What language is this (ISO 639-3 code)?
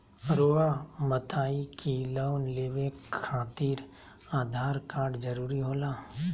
mag